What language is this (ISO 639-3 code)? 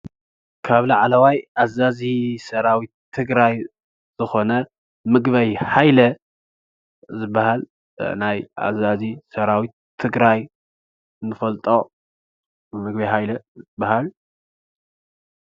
tir